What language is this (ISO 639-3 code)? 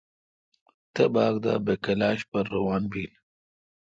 xka